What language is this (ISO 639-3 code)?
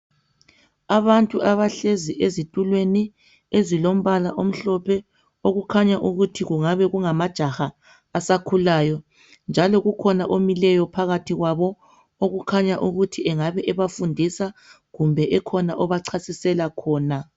nde